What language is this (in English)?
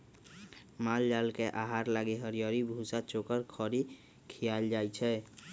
Magahi